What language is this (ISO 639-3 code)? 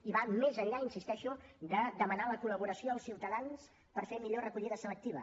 cat